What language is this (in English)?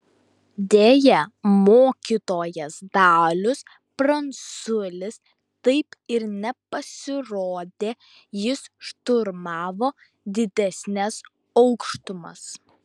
Lithuanian